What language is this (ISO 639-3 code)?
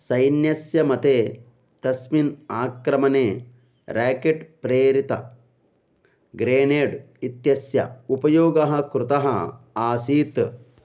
san